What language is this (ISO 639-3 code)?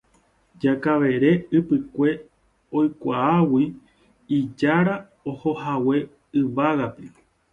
grn